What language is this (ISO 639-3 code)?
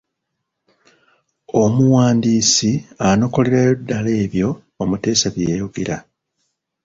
lug